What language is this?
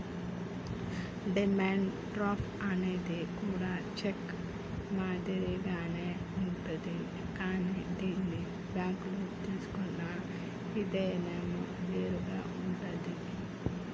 Telugu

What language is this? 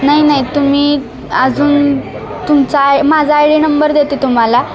Marathi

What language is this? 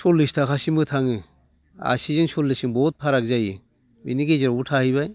Bodo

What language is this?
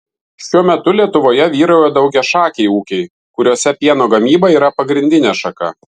Lithuanian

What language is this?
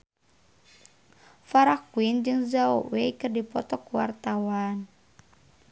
Sundanese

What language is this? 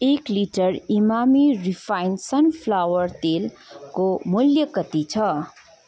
Nepali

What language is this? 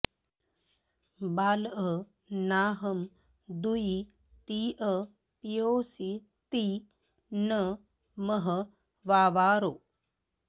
Sanskrit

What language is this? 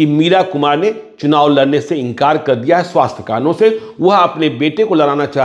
Hindi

